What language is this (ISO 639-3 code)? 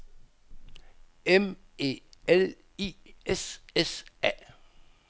dan